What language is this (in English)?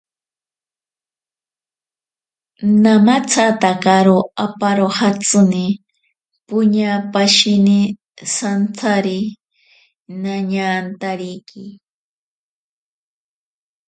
Ashéninka Perené